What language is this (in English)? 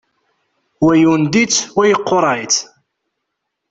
Kabyle